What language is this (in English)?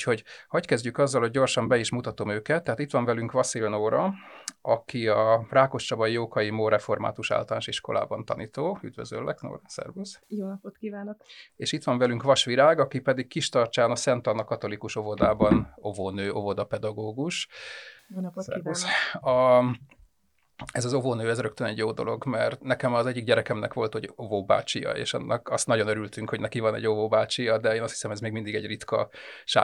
Hungarian